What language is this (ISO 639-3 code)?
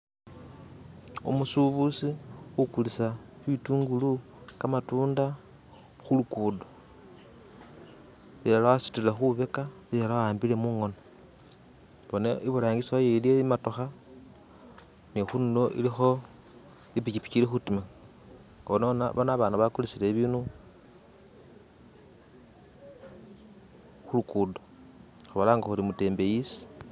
myx